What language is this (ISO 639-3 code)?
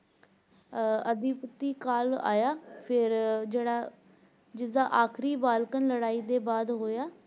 pan